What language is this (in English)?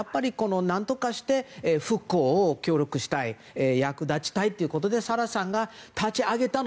Japanese